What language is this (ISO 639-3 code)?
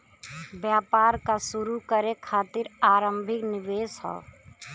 bho